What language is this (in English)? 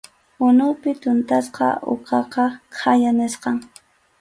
Arequipa-La Unión Quechua